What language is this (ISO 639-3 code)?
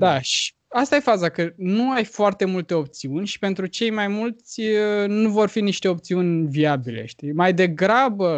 ron